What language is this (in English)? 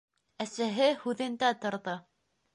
Bashkir